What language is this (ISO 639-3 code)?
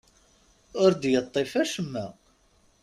kab